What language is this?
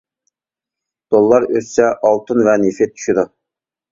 Uyghur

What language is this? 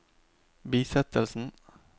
Norwegian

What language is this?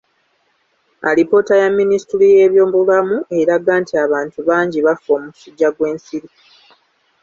Ganda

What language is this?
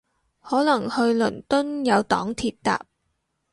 Cantonese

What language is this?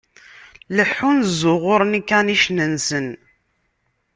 Kabyle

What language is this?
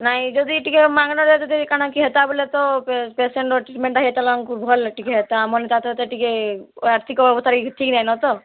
Odia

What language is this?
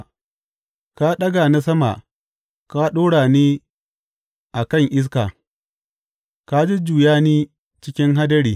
Hausa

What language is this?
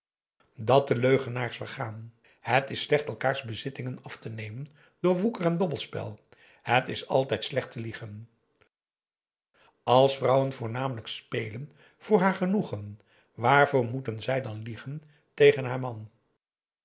Dutch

